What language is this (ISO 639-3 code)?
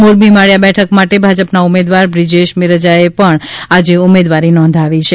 guj